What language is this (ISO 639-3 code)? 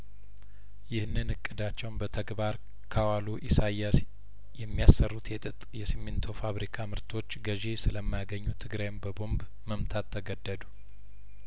amh